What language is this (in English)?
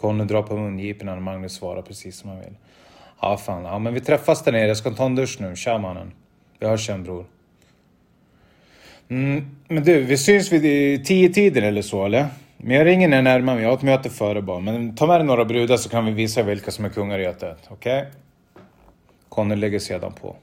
Swedish